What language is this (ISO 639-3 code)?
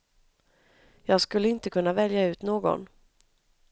swe